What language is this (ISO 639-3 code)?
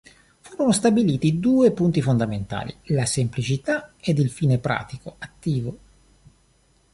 ita